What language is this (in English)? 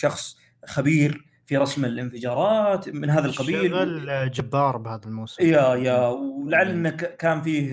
Arabic